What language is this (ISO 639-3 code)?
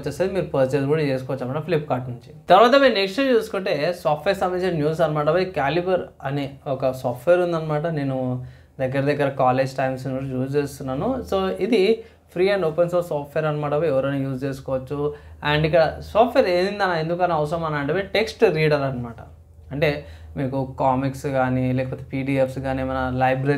tel